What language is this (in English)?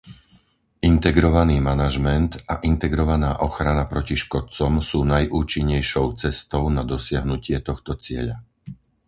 Slovak